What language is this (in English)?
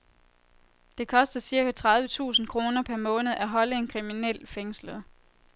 Danish